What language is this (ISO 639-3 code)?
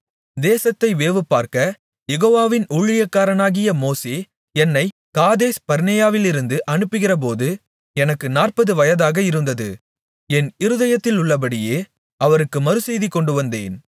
tam